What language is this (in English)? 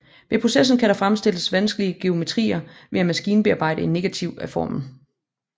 Danish